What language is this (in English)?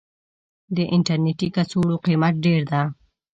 Pashto